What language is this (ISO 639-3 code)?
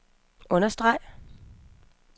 dan